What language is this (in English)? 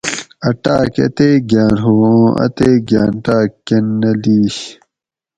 Gawri